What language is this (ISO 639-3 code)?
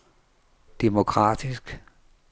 dan